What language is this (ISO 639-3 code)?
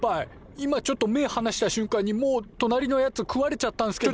jpn